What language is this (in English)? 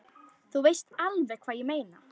Icelandic